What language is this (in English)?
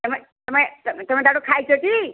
Odia